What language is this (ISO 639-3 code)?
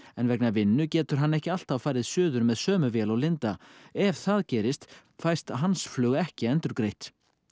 isl